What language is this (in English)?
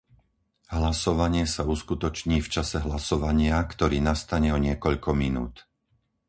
Slovak